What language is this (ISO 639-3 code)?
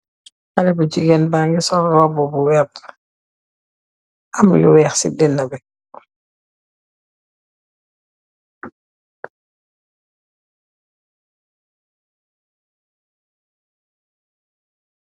wol